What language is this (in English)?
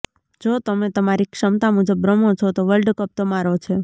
Gujarati